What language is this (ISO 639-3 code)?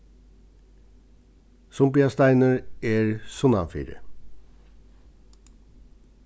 fao